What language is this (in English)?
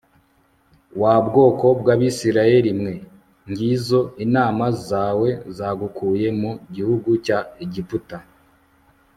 Kinyarwanda